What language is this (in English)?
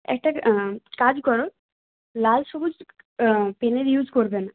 Bangla